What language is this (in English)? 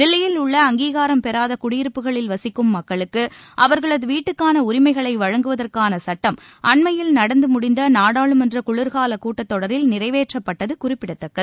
Tamil